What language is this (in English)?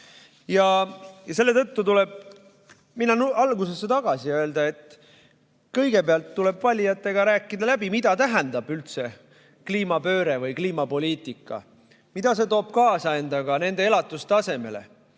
Estonian